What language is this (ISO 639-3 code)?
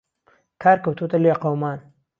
ckb